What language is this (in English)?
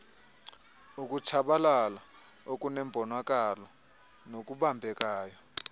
Xhosa